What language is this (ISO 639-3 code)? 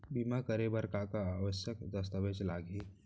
hne